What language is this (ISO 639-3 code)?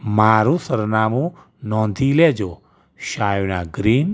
guj